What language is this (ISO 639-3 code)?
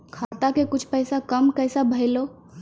mai